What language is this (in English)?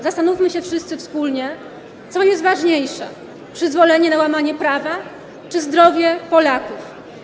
Polish